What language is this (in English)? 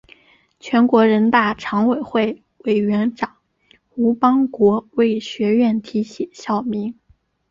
Chinese